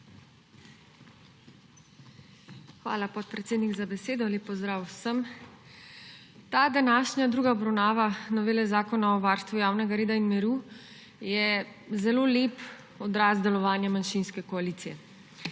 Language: Slovenian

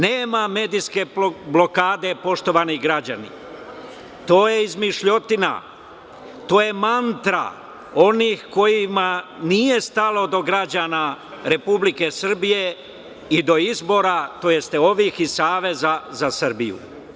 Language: Serbian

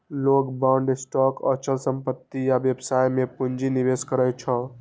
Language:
Maithili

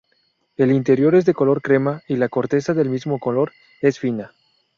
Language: Spanish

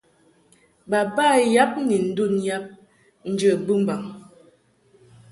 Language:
Mungaka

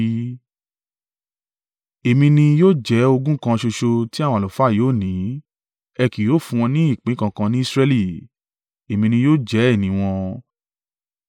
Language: Yoruba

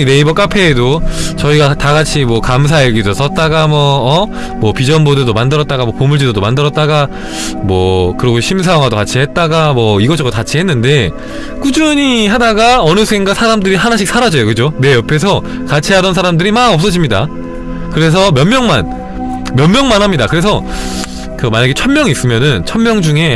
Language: Korean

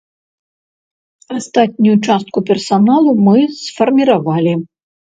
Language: Belarusian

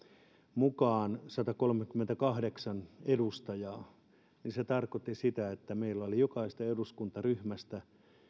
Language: Finnish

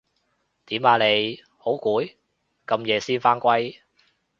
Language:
Cantonese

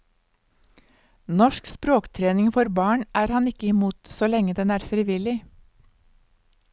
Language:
Norwegian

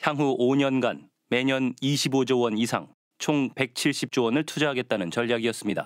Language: Korean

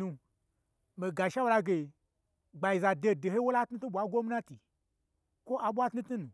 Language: Gbagyi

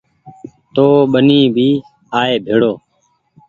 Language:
Goaria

